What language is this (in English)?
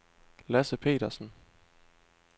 Danish